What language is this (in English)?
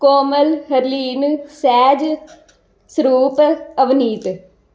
Punjabi